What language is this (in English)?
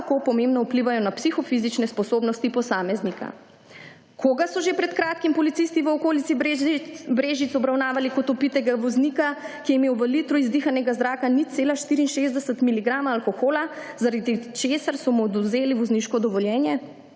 Slovenian